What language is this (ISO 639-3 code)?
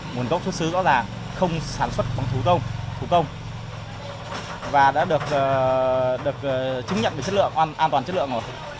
vie